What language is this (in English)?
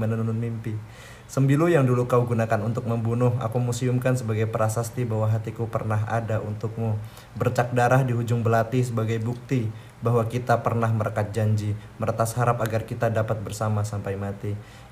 Indonesian